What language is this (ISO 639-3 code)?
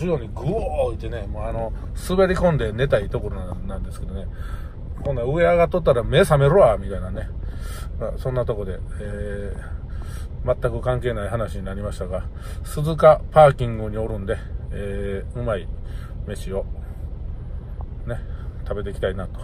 jpn